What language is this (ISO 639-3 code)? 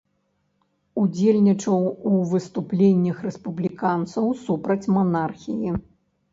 bel